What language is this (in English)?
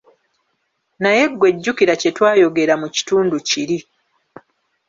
Ganda